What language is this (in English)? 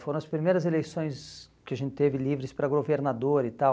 Portuguese